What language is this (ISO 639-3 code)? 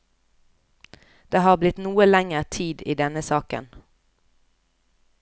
nor